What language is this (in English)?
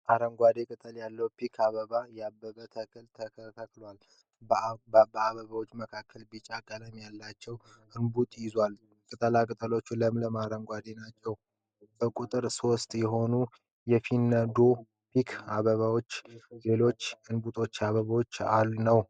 Amharic